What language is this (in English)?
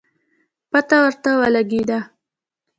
Pashto